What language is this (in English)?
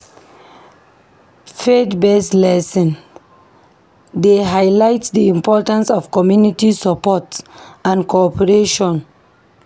Nigerian Pidgin